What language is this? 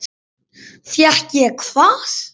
Icelandic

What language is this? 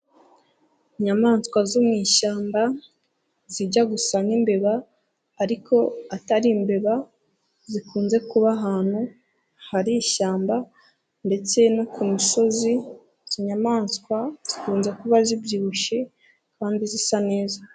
Kinyarwanda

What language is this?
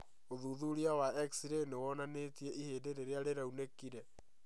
Kikuyu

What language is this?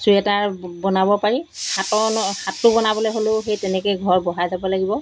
Assamese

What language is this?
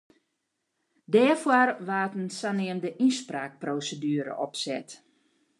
Western Frisian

